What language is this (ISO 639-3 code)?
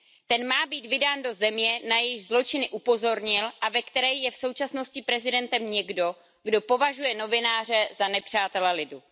ces